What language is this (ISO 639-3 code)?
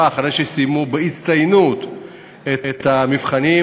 heb